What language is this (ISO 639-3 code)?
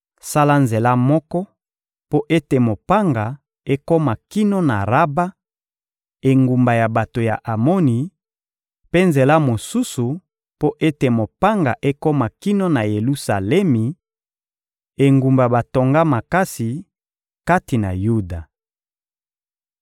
lin